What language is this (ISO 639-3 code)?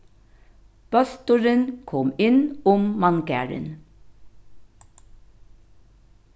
fao